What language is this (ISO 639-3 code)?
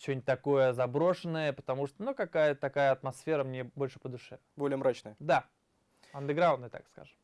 rus